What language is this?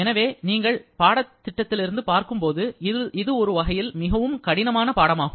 Tamil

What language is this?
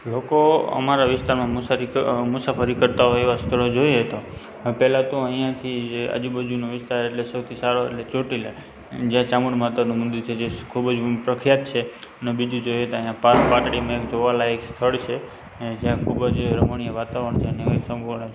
Gujarati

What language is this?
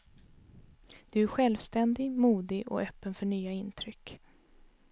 Swedish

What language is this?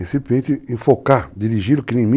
Portuguese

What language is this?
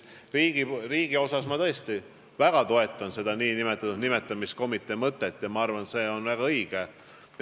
Estonian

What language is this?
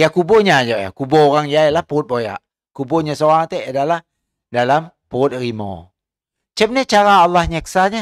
Malay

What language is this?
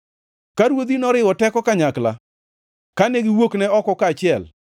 Luo (Kenya and Tanzania)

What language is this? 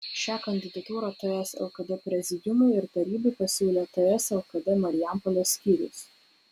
Lithuanian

